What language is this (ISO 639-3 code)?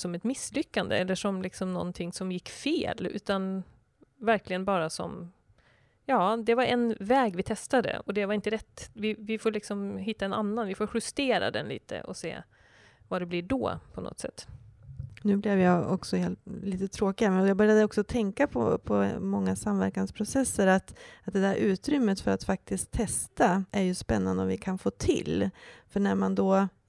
swe